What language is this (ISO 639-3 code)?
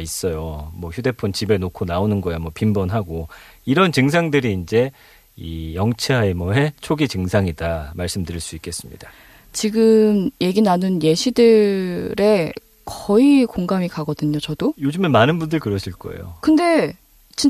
kor